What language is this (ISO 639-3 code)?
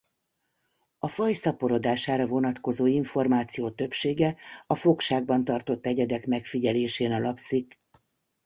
hun